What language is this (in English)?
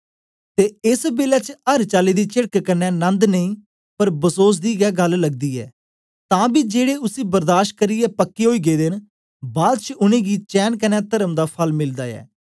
Dogri